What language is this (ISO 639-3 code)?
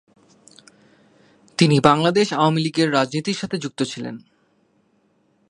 ben